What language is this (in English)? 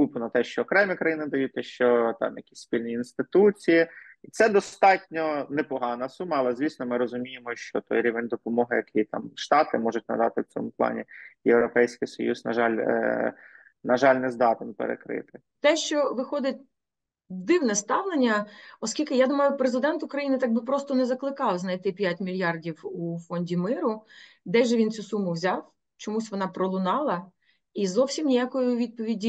Ukrainian